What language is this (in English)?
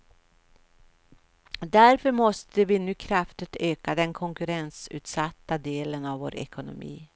Swedish